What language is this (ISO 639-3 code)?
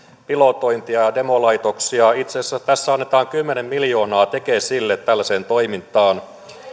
fin